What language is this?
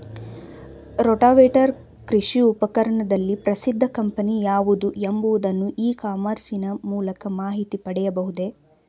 Kannada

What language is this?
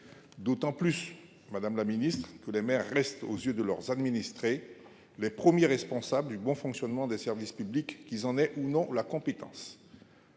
French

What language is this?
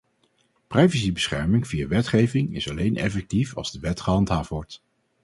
Dutch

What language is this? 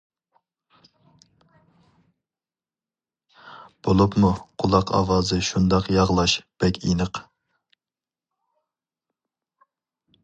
Uyghur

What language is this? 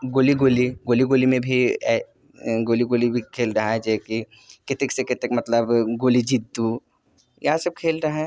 Maithili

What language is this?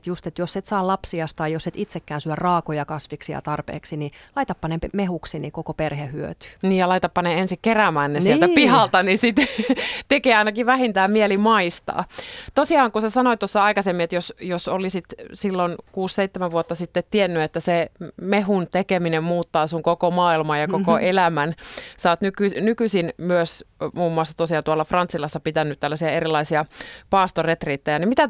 Finnish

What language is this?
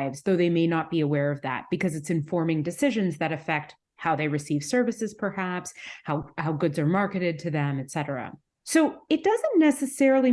English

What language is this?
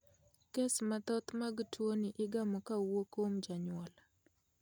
Luo (Kenya and Tanzania)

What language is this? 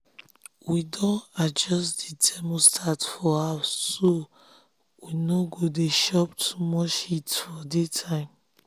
Nigerian Pidgin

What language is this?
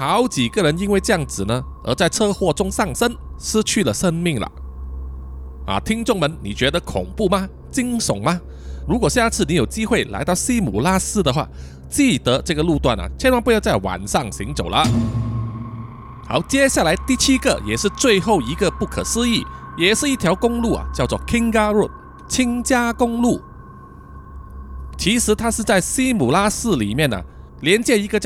Chinese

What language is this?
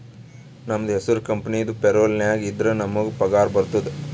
Kannada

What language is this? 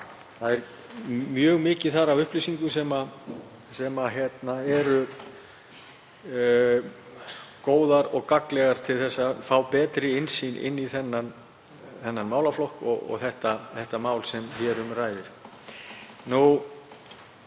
Icelandic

